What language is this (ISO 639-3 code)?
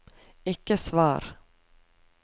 nor